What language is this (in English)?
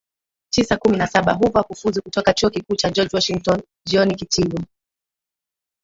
Swahili